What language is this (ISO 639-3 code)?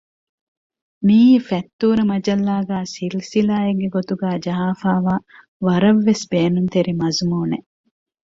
div